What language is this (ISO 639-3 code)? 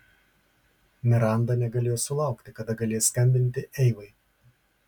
lit